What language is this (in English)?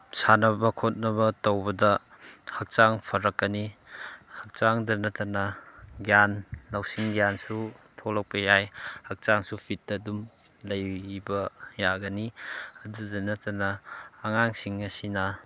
Manipuri